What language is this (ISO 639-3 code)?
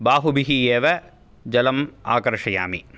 san